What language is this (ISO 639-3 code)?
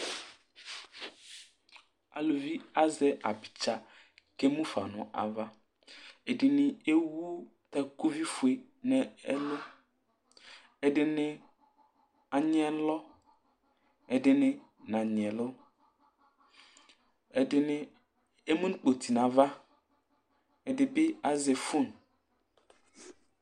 kpo